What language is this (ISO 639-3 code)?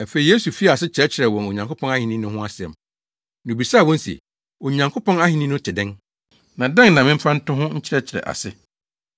aka